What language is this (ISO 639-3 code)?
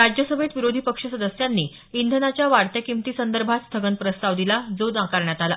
mar